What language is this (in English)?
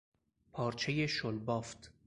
Persian